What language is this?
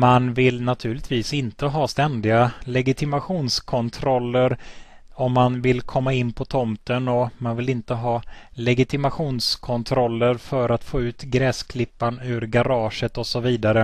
Swedish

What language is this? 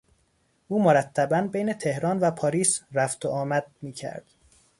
Persian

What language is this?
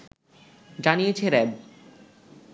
Bangla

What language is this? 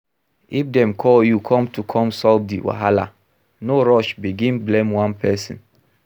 Nigerian Pidgin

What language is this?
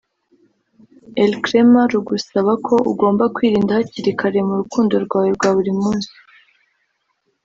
Kinyarwanda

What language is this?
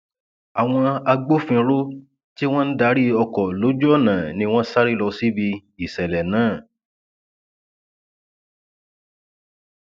Yoruba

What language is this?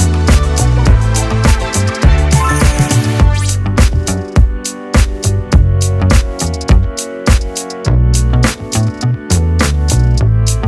Polish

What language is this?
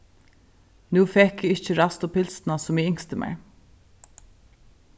Faroese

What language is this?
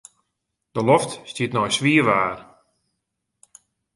Western Frisian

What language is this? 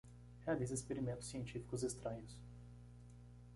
Portuguese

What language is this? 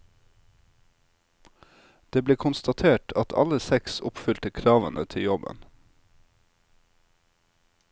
Norwegian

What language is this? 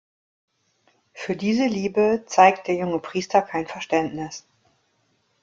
German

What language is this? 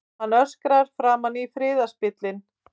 Icelandic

